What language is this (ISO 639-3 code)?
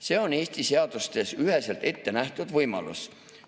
est